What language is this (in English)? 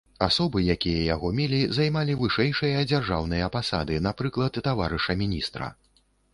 Belarusian